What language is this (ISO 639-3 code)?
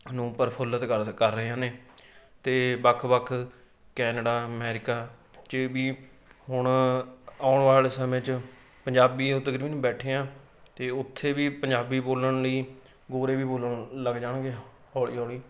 pan